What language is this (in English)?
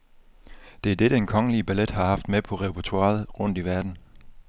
Danish